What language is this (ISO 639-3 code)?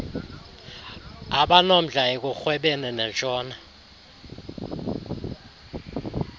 xho